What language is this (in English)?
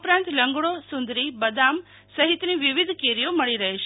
Gujarati